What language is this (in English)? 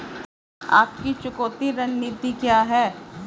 Hindi